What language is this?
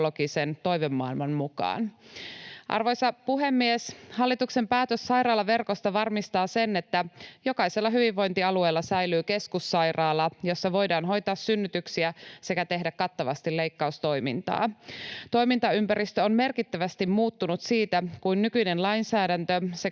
Finnish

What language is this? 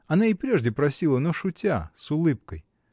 Russian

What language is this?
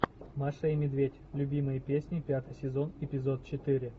Russian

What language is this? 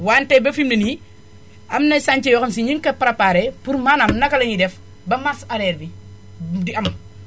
Wolof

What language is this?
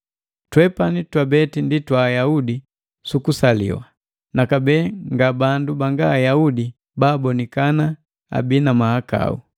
Matengo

